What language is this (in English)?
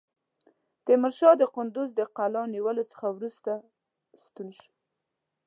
Pashto